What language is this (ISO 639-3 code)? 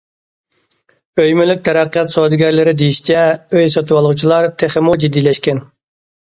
uig